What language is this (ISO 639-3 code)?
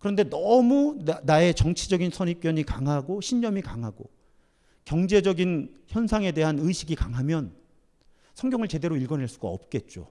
kor